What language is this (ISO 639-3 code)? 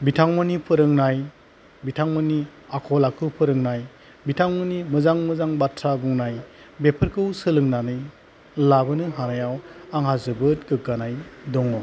brx